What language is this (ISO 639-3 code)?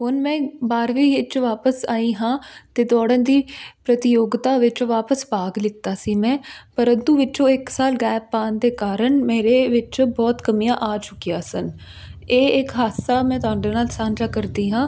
pan